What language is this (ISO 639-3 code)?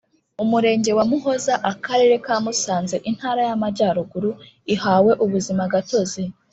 kin